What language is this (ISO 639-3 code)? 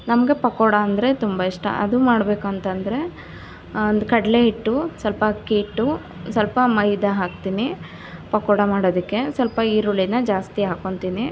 kan